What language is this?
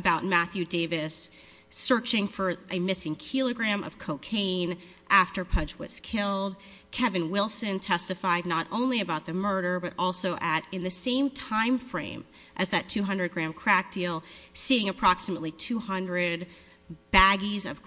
English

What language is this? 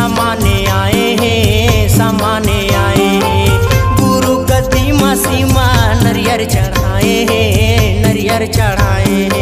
Hindi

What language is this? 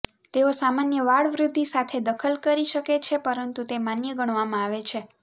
Gujarati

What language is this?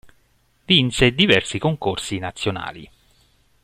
Italian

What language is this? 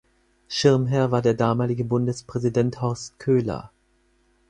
German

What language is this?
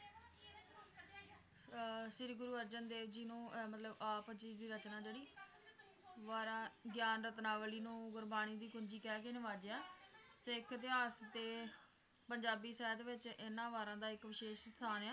Punjabi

